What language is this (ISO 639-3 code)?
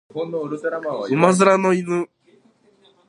jpn